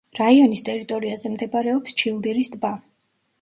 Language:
Georgian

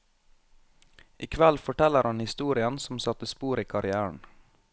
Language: Norwegian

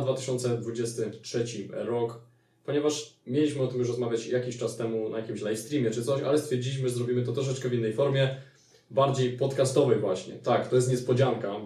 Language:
Polish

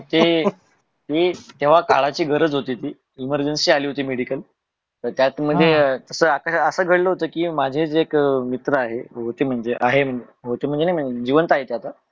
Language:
Marathi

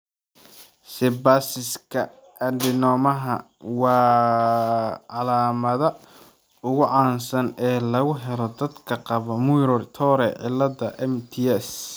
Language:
Somali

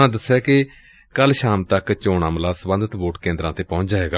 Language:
Punjabi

